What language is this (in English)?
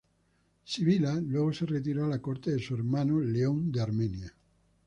Spanish